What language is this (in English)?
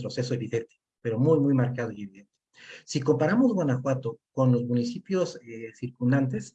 Spanish